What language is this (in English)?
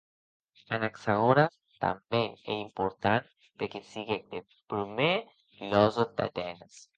Occitan